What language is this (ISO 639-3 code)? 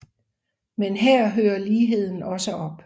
dan